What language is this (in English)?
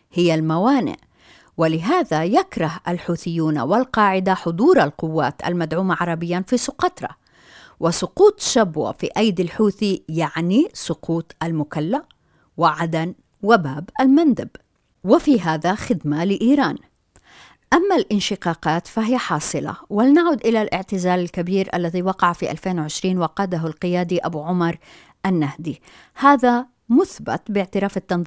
Arabic